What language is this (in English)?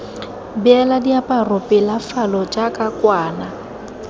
Tswana